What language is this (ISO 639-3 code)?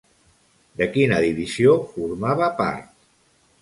cat